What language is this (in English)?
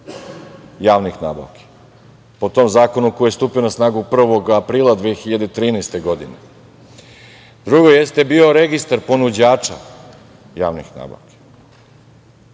Serbian